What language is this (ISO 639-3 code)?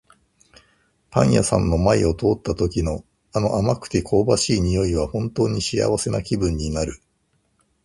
jpn